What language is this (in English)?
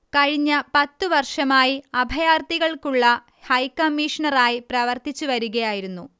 Malayalam